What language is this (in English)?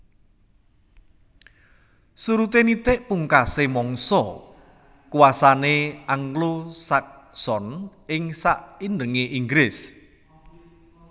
Javanese